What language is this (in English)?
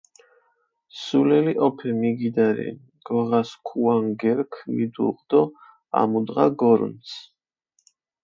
Mingrelian